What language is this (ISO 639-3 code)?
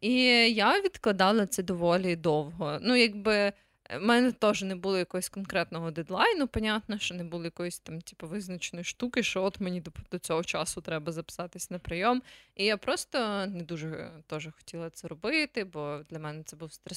ukr